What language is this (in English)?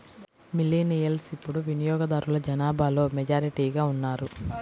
Telugu